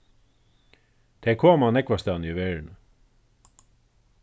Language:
Faroese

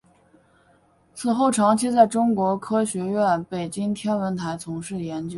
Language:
Chinese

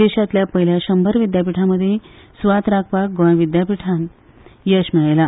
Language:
Konkani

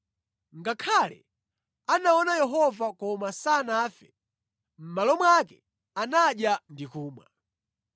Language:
Nyanja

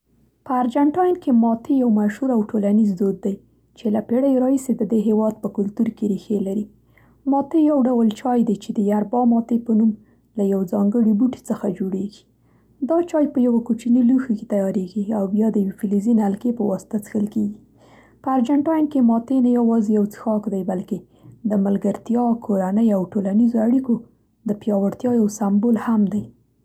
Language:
Central Pashto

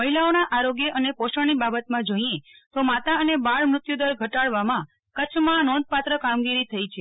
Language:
Gujarati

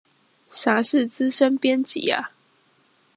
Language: Chinese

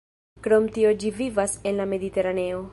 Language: Esperanto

